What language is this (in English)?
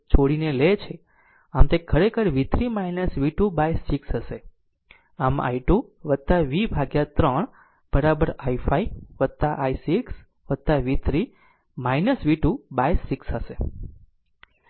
Gujarati